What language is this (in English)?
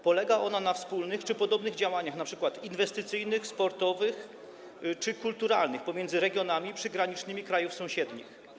Polish